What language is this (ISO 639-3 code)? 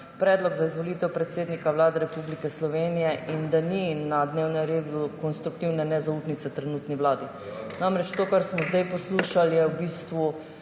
slv